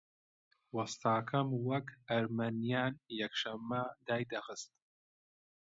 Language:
Central Kurdish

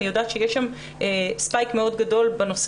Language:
Hebrew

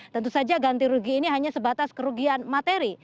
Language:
Indonesian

